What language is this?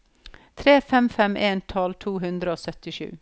Norwegian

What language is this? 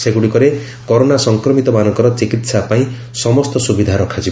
Odia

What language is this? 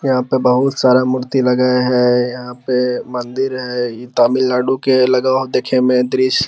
Magahi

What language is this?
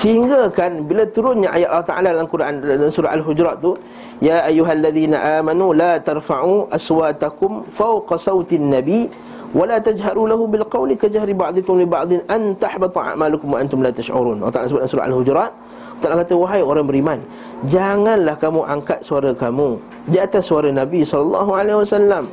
Malay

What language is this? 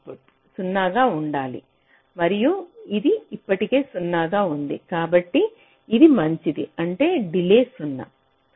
Telugu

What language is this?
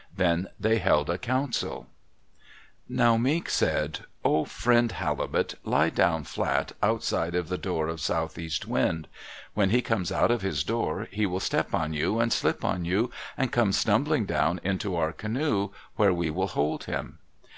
English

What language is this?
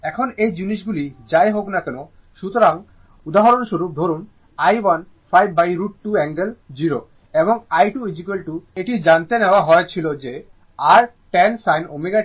Bangla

